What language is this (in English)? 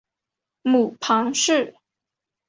Chinese